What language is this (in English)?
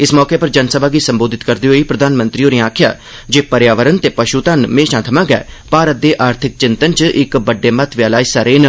Dogri